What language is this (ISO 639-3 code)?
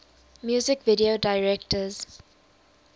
eng